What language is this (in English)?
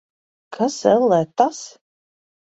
Latvian